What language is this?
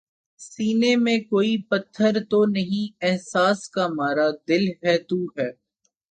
Urdu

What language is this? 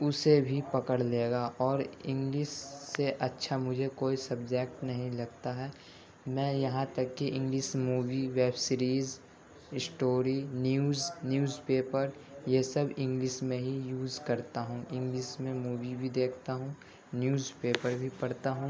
Urdu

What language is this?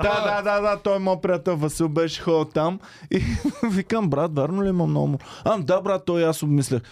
Bulgarian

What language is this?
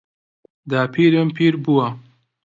Central Kurdish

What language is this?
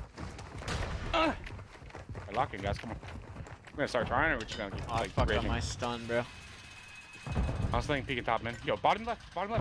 English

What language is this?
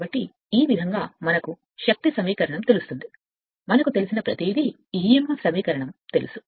Telugu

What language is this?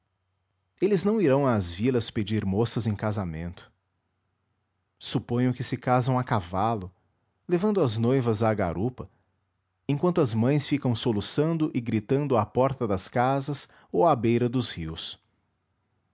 Portuguese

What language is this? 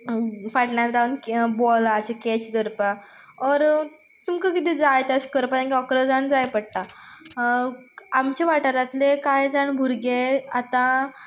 Konkani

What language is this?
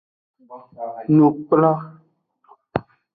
Aja (Benin)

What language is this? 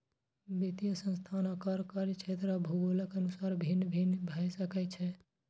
Maithili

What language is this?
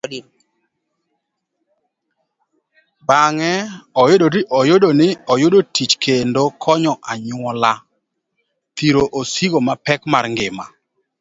Luo (Kenya and Tanzania)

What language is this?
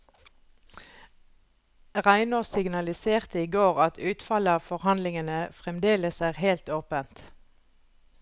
Norwegian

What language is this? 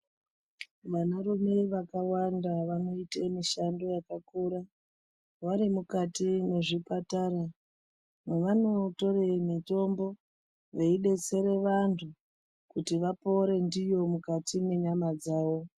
Ndau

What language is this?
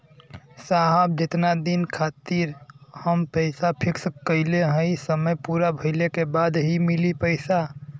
Bhojpuri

